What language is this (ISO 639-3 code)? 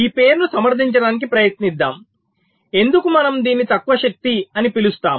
tel